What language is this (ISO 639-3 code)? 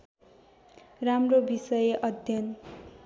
nep